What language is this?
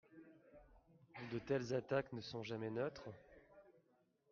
French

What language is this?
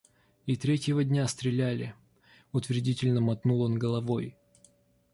Russian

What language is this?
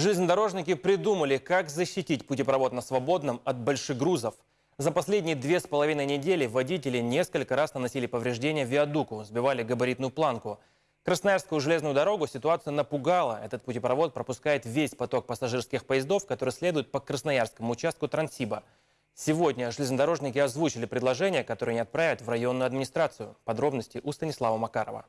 Russian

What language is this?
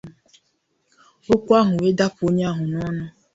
Igbo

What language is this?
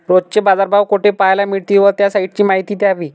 Marathi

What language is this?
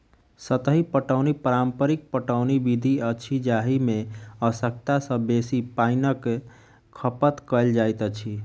Maithili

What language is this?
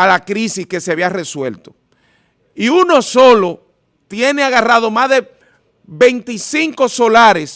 Spanish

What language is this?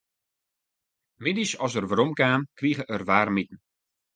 Western Frisian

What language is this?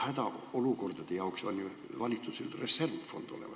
Estonian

